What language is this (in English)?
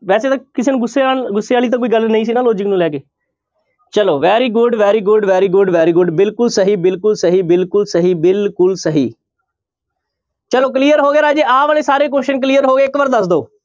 Punjabi